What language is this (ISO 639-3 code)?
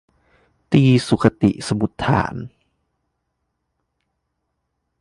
tha